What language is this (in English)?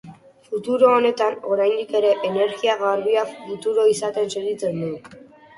Basque